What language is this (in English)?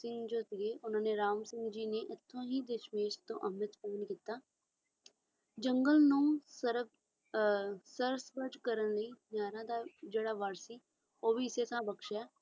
Punjabi